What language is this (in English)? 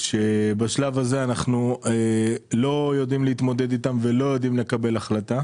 Hebrew